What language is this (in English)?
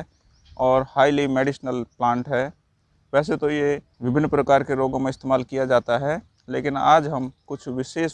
Hindi